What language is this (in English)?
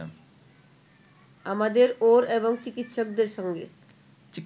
Bangla